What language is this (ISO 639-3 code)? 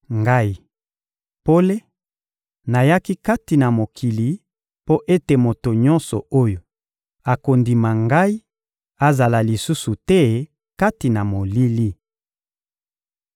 lin